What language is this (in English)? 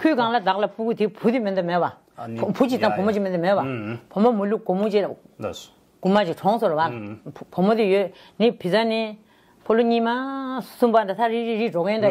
Korean